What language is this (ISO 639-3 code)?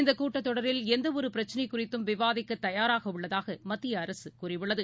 tam